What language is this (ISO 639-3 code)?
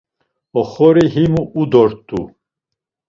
lzz